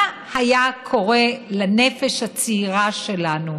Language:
Hebrew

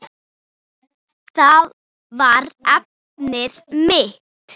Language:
Icelandic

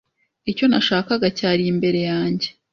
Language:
Kinyarwanda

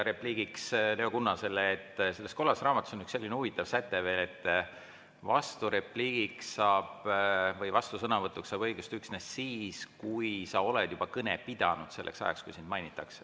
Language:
Estonian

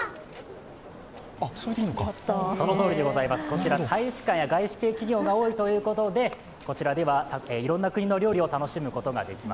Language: Japanese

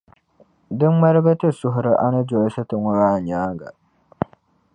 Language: Dagbani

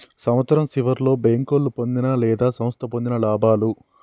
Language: Telugu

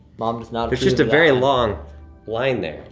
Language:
English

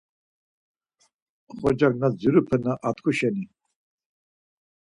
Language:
Laz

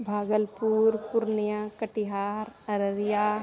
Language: Maithili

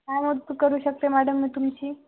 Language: Marathi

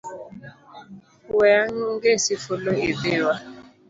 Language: Luo (Kenya and Tanzania)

